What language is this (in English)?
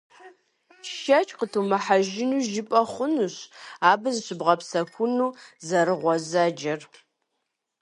Kabardian